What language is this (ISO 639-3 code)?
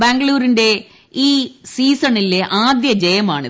mal